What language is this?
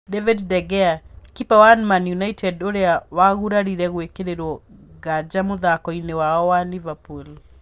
Kikuyu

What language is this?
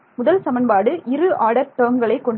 Tamil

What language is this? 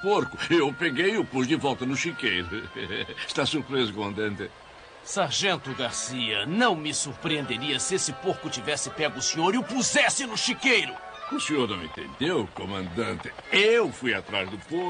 Portuguese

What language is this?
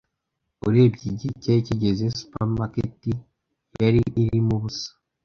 Kinyarwanda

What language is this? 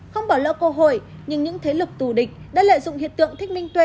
Vietnamese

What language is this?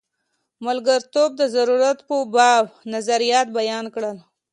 Pashto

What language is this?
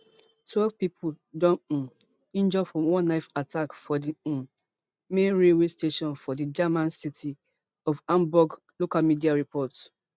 Nigerian Pidgin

